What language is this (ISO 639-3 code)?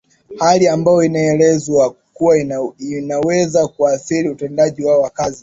swa